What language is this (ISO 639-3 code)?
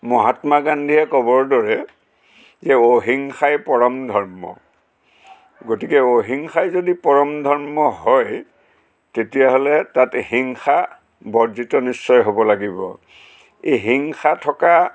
asm